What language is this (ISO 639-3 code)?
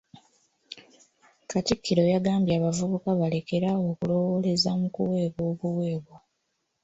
lug